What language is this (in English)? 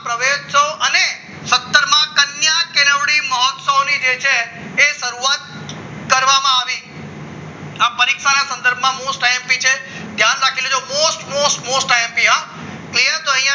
Gujarati